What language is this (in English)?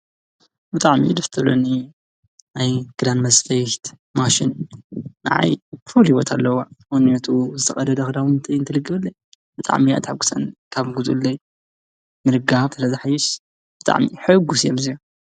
Tigrinya